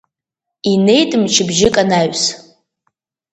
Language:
Abkhazian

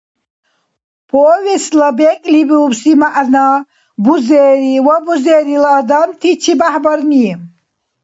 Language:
Dargwa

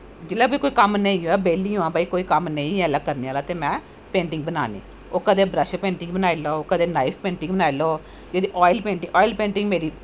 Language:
Dogri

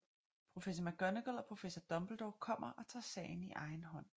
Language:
Danish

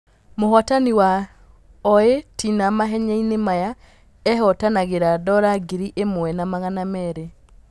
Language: Kikuyu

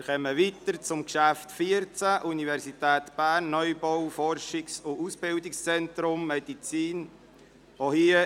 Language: Swiss German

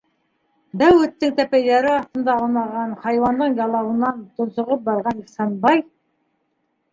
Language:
Bashkir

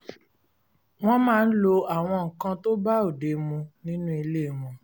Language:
Yoruba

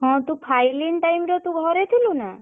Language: Odia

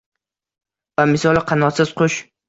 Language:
Uzbek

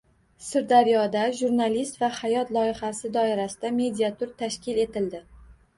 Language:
Uzbek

